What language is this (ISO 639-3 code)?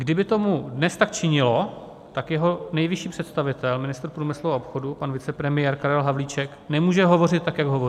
ces